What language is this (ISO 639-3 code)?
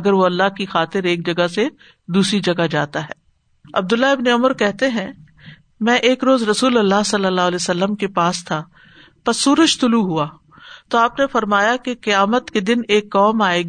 urd